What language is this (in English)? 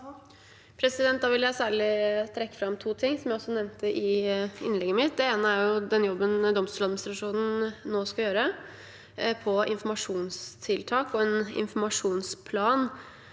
Norwegian